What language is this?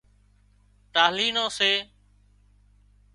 Wadiyara Koli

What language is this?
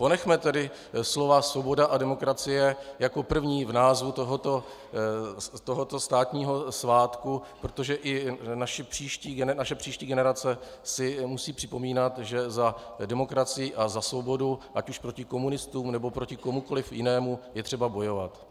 Czech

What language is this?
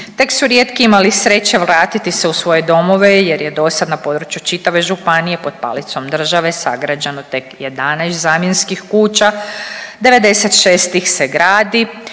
Croatian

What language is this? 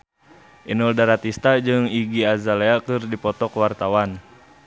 Sundanese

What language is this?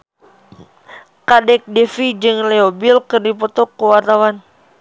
Sundanese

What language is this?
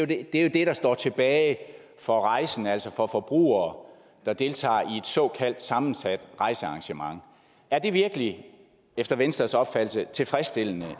Danish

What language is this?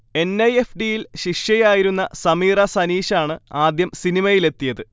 Malayalam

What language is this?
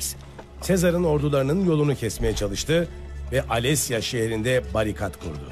Turkish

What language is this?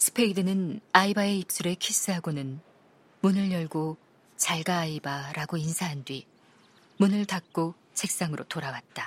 Korean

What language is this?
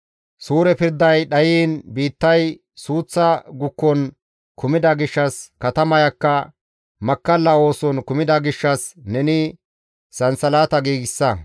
Gamo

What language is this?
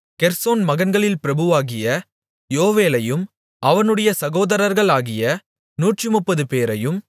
Tamil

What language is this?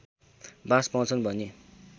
Nepali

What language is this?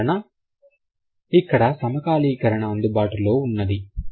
Telugu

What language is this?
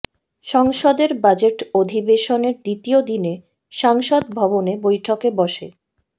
Bangla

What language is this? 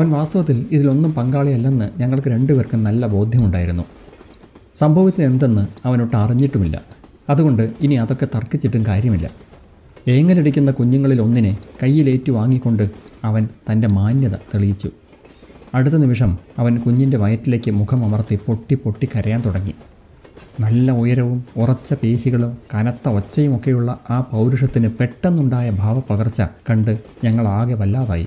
Malayalam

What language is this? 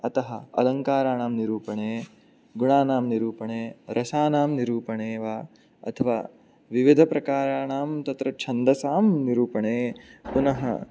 Sanskrit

